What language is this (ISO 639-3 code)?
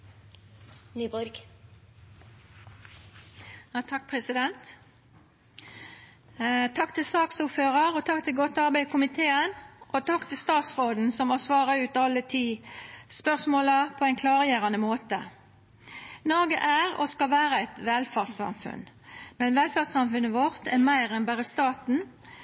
nor